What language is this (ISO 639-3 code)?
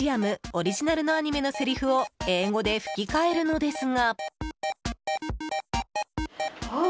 jpn